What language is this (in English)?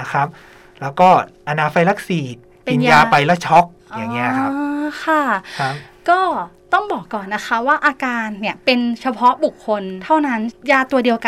Thai